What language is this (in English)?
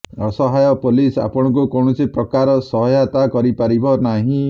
Odia